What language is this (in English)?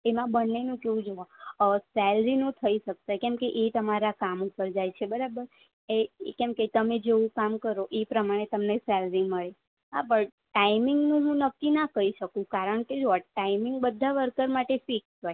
Gujarati